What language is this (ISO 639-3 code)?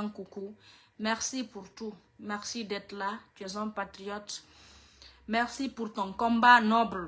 fra